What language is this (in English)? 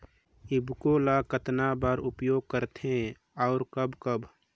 Chhattisgarhi